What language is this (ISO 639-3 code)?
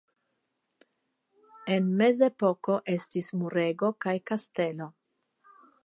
epo